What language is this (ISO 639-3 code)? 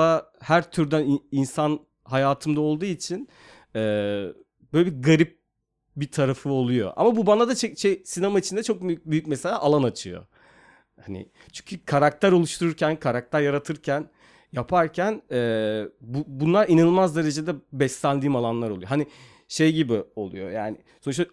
tur